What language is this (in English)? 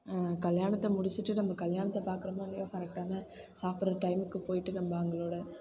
Tamil